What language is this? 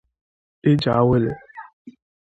Igbo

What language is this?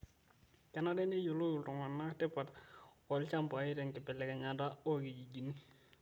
Masai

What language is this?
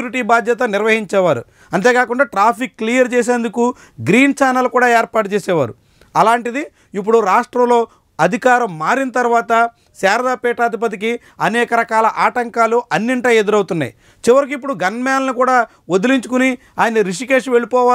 Telugu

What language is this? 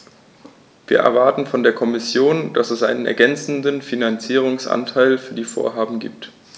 German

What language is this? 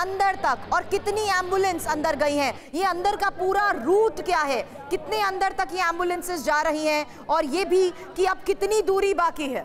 Hindi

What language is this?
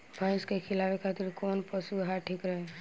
Bhojpuri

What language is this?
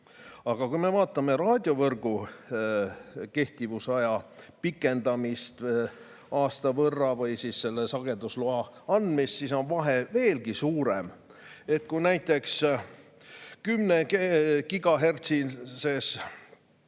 Estonian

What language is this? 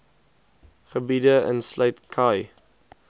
Afrikaans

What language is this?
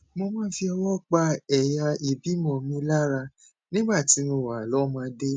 Yoruba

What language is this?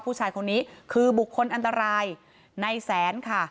Thai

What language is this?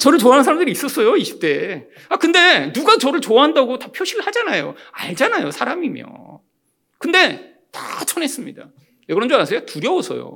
Korean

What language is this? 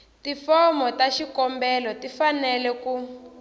Tsonga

